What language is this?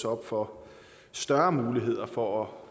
Danish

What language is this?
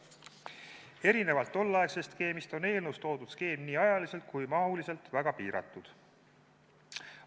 Estonian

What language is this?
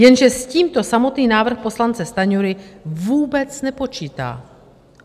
Czech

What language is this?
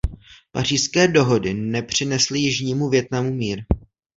Czech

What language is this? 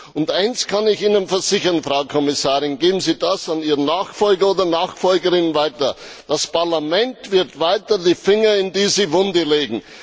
German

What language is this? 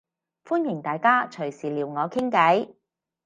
Cantonese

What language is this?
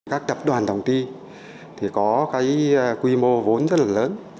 Vietnamese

